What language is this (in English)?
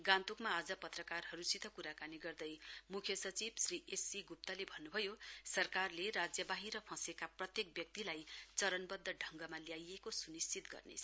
Nepali